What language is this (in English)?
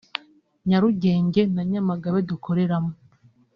Kinyarwanda